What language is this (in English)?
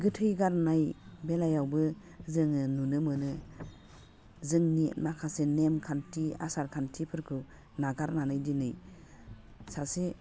Bodo